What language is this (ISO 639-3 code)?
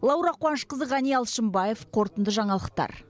kaz